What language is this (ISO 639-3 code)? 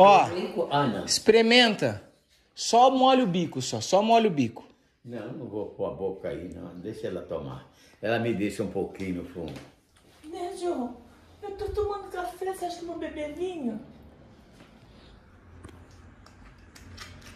por